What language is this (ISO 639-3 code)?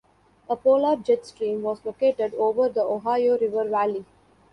eng